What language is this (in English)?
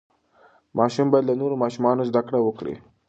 Pashto